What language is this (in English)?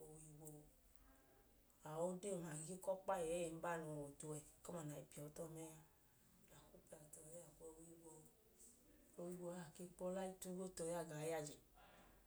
Idoma